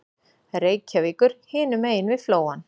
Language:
Icelandic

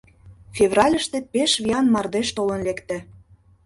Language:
Mari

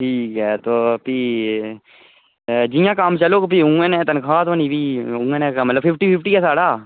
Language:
Dogri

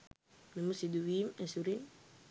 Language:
Sinhala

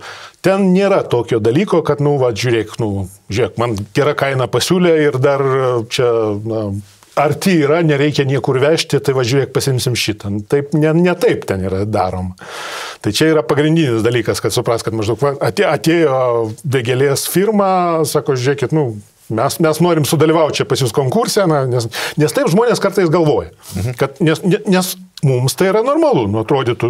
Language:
Lithuanian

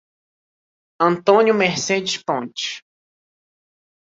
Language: Portuguese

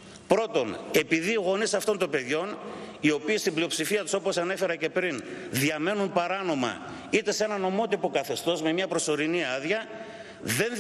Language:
Greek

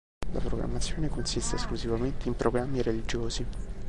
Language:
Italian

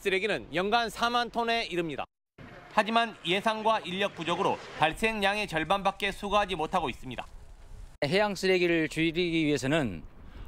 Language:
Korean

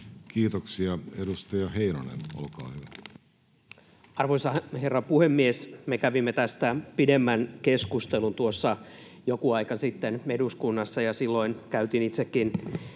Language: Finnish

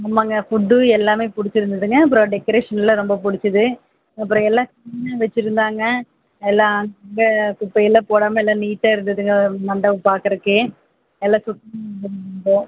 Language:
Tamil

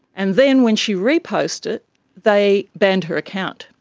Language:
English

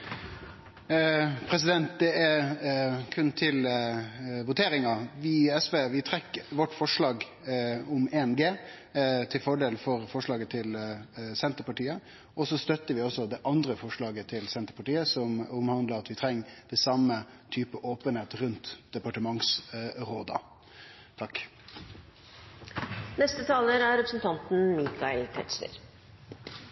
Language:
Norwegian Nynorsk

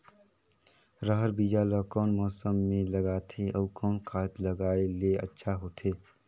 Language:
Chhattisgarhi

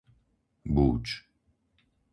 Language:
Slovak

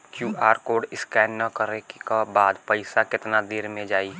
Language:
Bhojpuri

